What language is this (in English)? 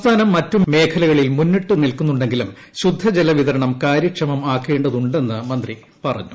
Malayalam